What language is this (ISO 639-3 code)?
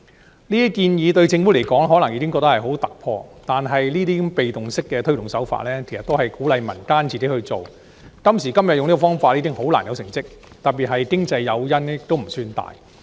yue